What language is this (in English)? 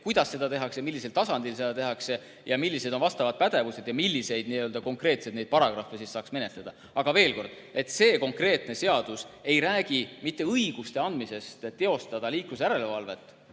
Estonian